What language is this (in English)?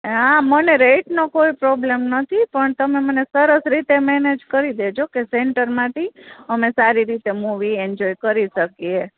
Gujarati